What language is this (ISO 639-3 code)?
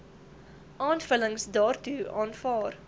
afr